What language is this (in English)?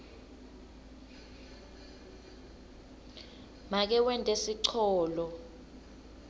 Swati